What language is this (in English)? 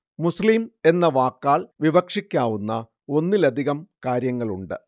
Malayalam